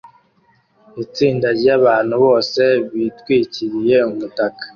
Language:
Kinyarwanda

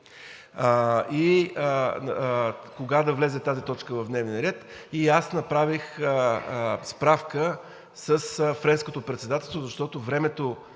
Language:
Bulgarian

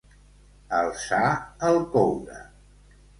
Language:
Catalan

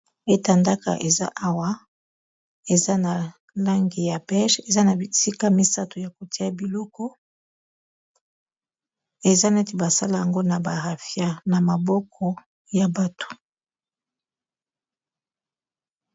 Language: Lingala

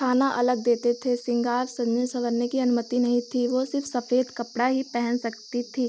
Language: Hindi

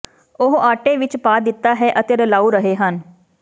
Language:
Punjabi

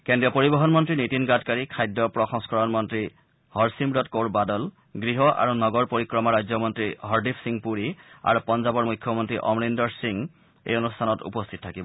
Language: Assamese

